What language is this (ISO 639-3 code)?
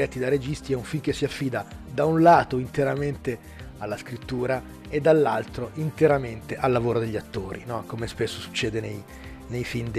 ita